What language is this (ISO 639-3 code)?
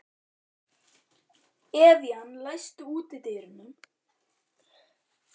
isl